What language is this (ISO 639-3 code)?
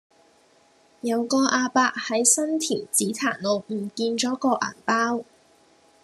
yue